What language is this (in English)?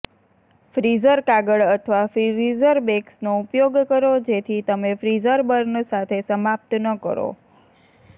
Gujarati